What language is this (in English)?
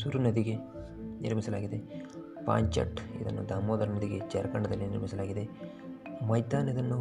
Kannada